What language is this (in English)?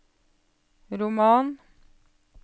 Norwegian